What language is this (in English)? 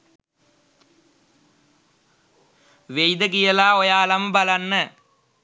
Sinhala